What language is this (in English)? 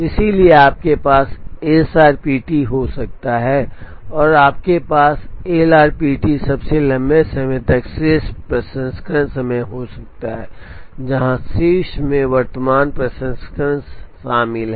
Hindi